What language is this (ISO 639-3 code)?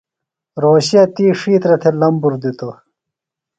phl